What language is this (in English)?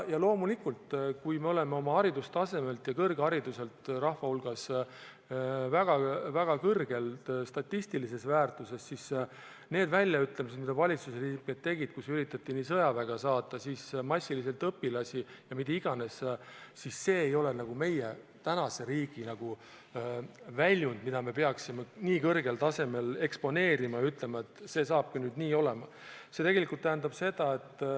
Estonian